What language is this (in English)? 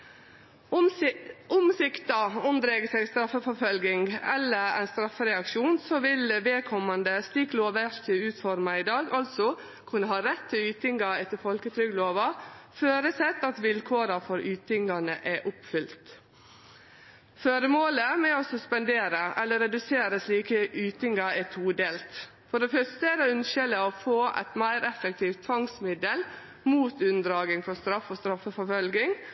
Norwegian Nynorsk